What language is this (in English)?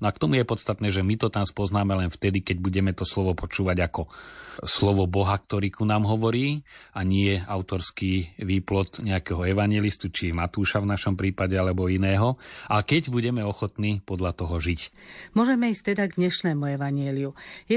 Slovak